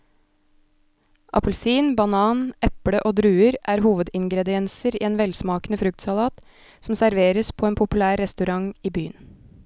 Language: Norwegian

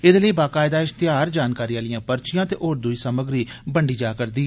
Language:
Dogri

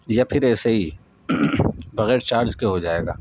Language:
Urdu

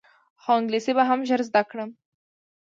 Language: Pashto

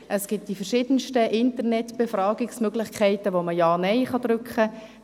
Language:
Swiss German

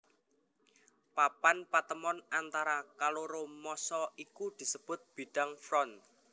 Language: Javanese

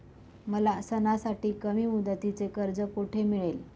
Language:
Marathi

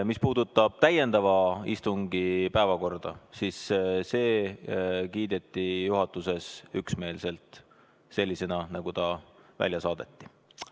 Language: Estonian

